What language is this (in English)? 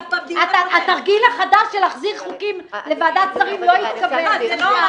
Hebrew